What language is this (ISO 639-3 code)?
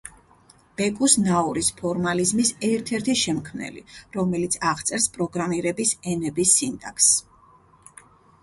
kat